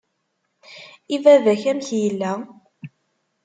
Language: Kabyle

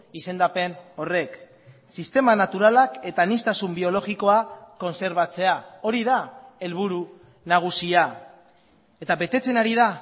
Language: Basque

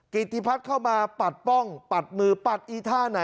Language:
Thai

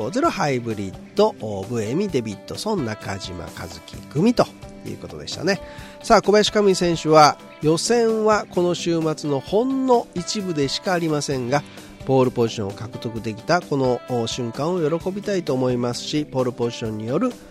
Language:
Japanese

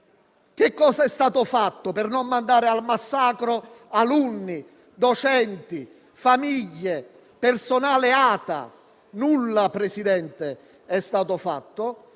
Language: Italian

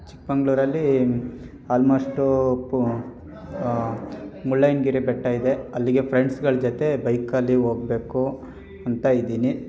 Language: Kannada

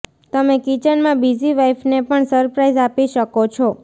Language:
Gujarati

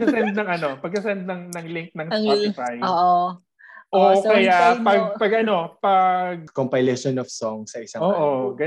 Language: Filipino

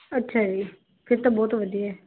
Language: Punjabi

